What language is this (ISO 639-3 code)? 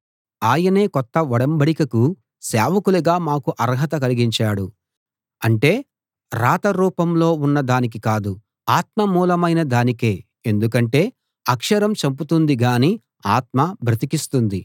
tel